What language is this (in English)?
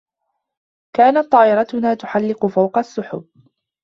Arabic